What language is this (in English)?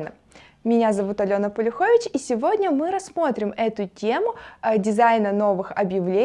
Russian